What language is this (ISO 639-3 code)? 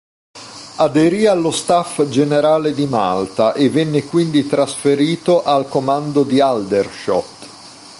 ita